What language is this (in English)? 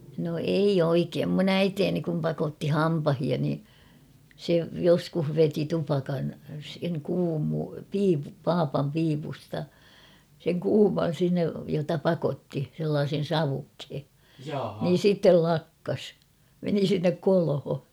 Finnish